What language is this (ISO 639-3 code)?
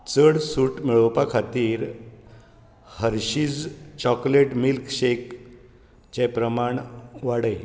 kok